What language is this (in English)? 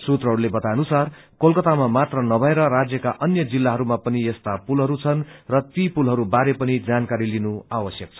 Nepali